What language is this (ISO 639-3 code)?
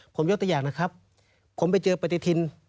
tha